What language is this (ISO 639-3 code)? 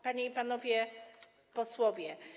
pol